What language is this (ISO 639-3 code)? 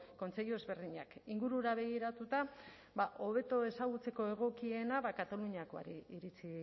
eus